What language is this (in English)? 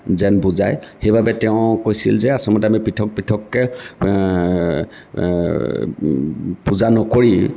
Assamese